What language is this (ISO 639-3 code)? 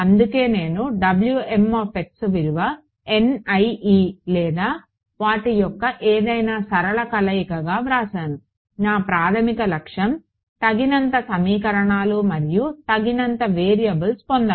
tel